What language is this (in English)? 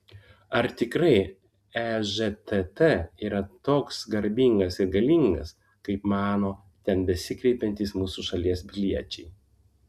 Lithuanian